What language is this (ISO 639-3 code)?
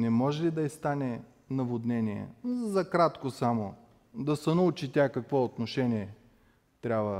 bul